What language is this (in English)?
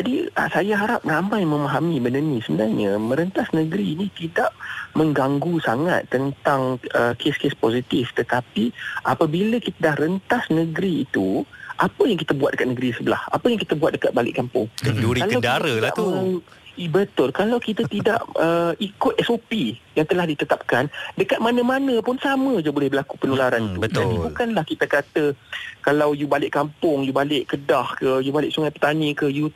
Malay